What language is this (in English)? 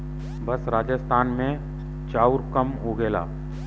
Bhojpuri